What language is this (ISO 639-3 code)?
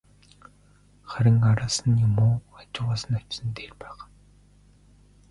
mon